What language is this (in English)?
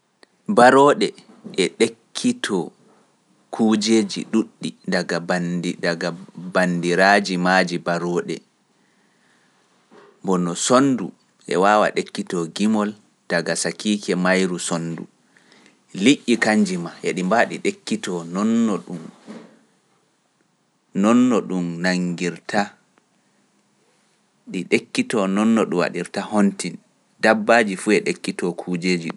Pular